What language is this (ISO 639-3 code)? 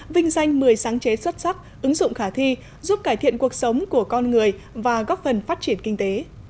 vie